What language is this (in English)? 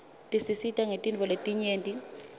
Swati